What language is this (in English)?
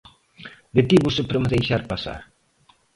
Galician